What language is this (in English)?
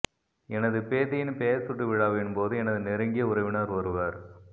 Tamil